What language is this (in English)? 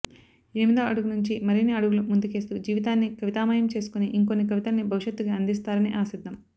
Telugu